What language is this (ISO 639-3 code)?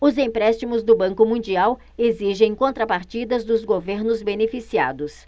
por